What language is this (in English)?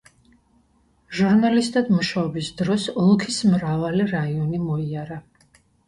Georgian